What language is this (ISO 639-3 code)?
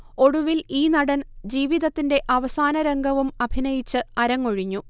mal